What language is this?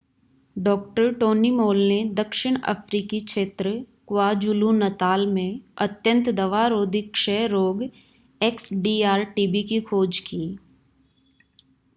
Hindi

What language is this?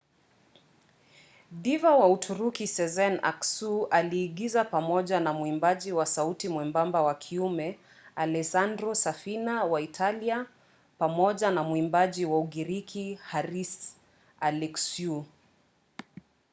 Swahili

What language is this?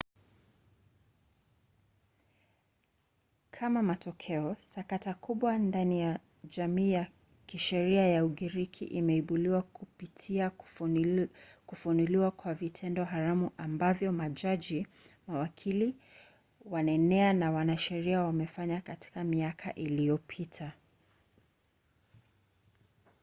Swahili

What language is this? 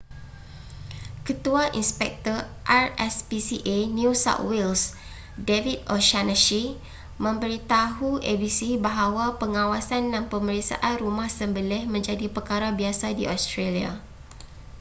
Malay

